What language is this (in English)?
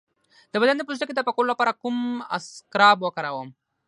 Pashto